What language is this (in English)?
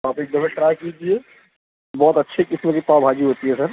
Urdu